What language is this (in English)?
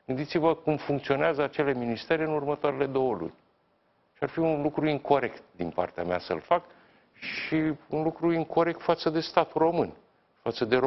Romanian